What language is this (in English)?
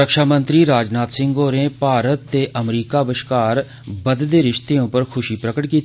Dogri